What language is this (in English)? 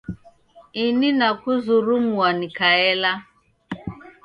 Taita